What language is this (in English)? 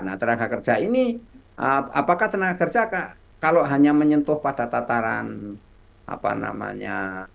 Indonesian